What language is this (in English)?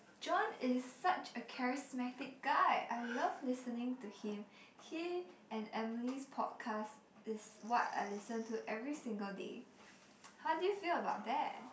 English